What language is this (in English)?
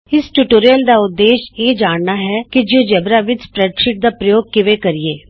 Punjabi